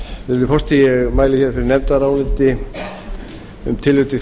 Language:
Icelandic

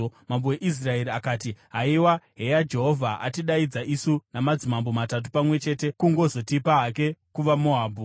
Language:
Shona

